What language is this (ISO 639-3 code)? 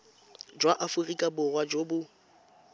tsn